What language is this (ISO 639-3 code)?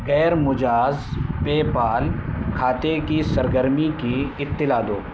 urd